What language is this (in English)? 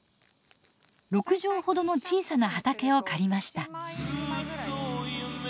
Japanese